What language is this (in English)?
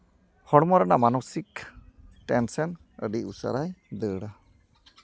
Santali